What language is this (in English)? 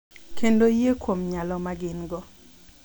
Luo (Kenya and Tanzania)